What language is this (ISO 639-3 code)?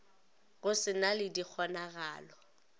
nso